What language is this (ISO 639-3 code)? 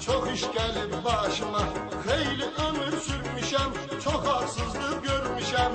fra